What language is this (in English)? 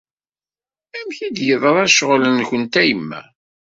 Kabyle